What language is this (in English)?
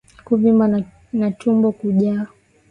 Swahili